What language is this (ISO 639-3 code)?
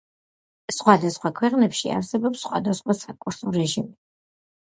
kat